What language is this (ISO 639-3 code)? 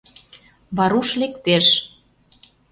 chm